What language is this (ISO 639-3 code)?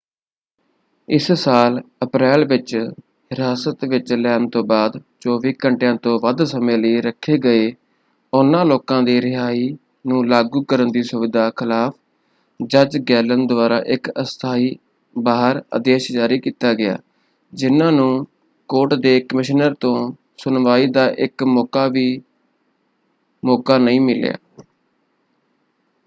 pan